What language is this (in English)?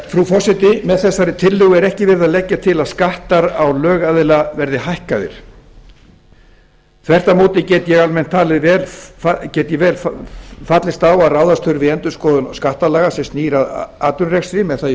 Icelandic